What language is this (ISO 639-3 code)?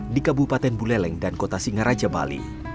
ind